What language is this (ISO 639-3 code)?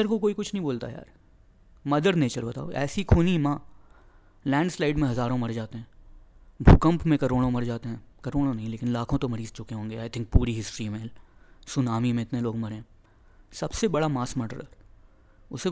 hin